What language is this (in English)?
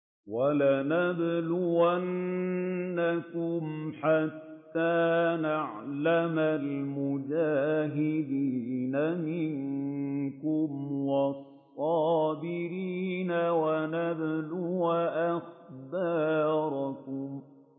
Arabic